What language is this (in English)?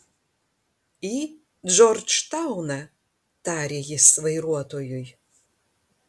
Lithuanian